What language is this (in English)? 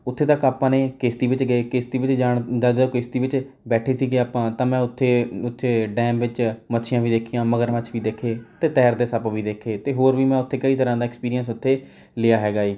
Punjabi